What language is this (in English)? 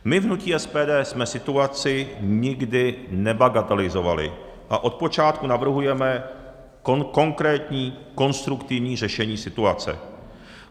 Czech